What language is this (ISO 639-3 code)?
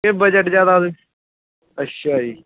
pan